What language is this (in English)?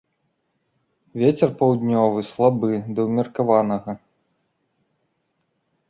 Belarusian